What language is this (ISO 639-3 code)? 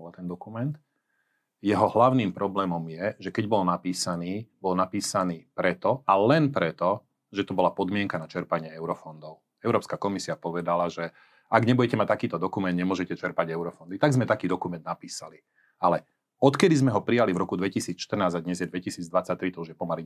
slk